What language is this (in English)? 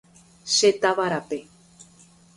Guarani